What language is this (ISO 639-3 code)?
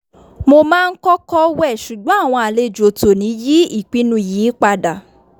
yor